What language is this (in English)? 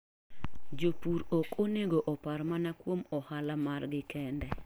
Luo (Kenya and Tanzania)